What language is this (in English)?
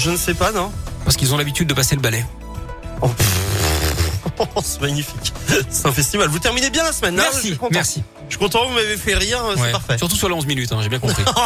French